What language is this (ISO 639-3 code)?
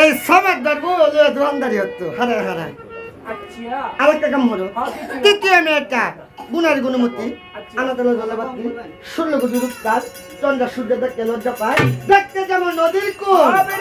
tha